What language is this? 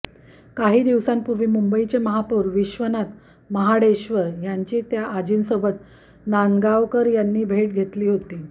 Marathi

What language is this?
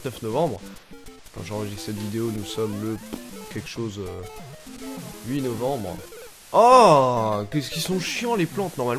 French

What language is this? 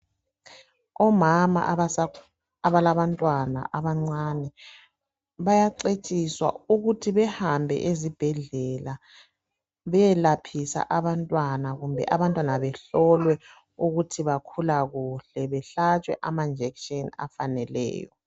North Ndebele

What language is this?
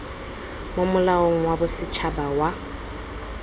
Tswana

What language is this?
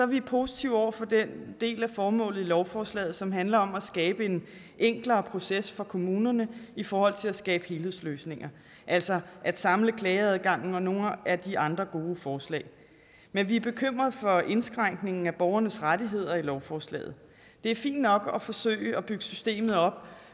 Danish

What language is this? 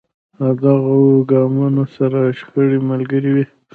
Pashto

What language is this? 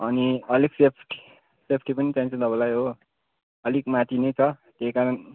Nepali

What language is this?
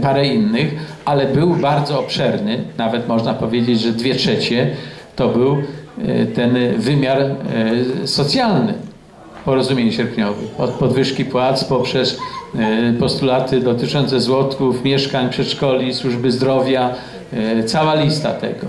Polish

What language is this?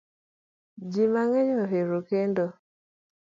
Luo (Kenya and Tanzania)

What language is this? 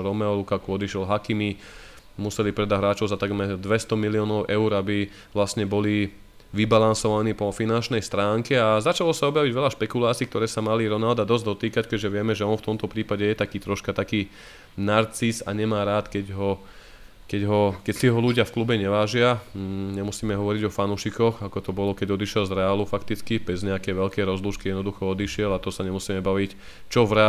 Slovak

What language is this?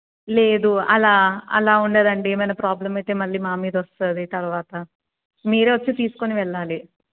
Telugu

